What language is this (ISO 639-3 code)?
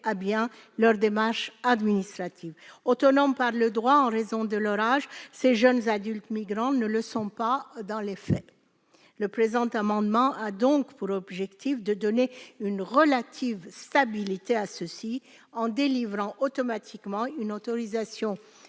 fra